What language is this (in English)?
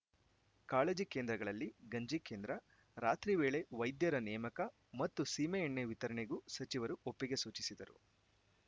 Kannada